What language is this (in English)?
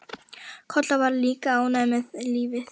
Icelandic